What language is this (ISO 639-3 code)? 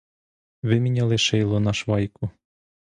ukr